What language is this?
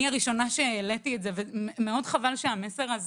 Hebrew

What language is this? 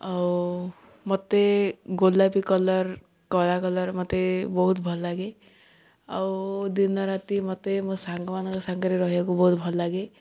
Odia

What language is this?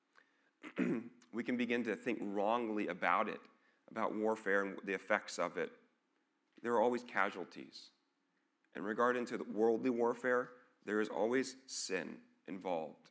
English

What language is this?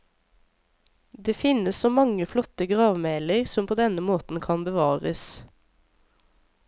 Norwegian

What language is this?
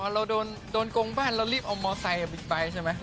Thai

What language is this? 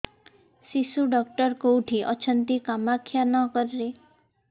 Odia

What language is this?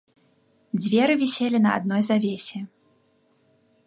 Belarusian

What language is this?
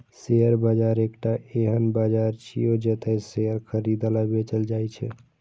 Maithili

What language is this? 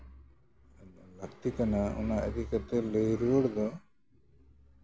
Santali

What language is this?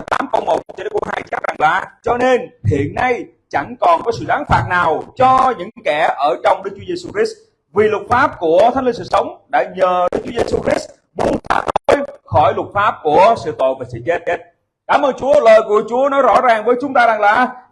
Vietnamese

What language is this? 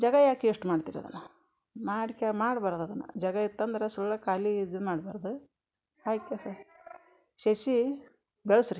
Kannada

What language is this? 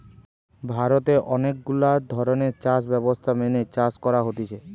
Bangla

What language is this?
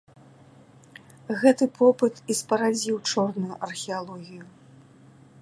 Belarusian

